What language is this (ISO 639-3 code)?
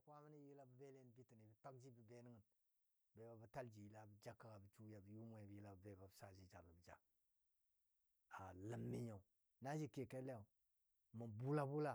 dbd